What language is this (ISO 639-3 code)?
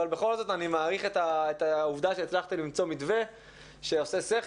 heb